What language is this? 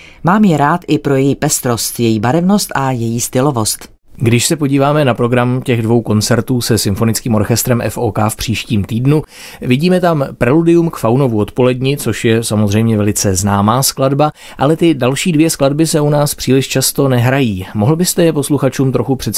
Czech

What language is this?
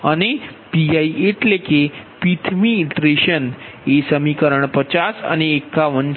Gujarati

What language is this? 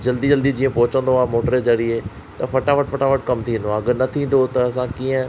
Sindhi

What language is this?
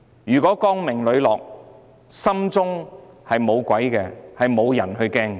Cantonese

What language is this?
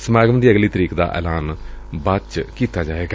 Punjabi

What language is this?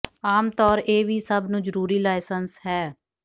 Punjabi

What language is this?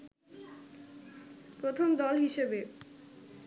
Bangla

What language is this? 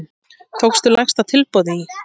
Icelandic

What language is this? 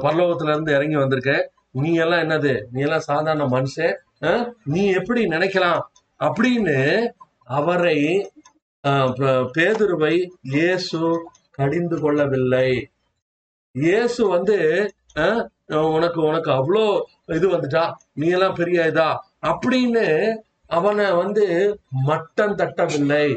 Tamil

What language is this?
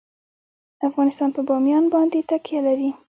Pashto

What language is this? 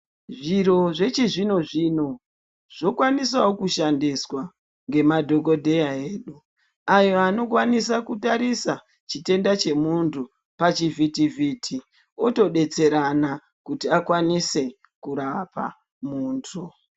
Ndau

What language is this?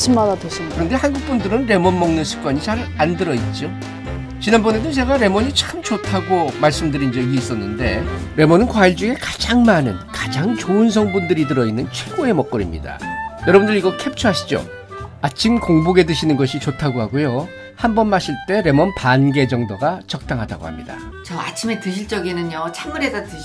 Korean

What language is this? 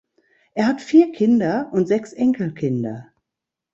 German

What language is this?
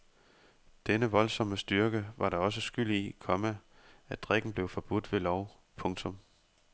Danish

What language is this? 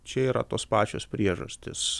Lithuanian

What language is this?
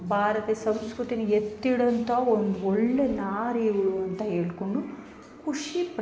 Kannada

